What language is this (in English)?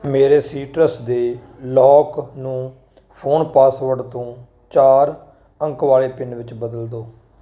Punjabi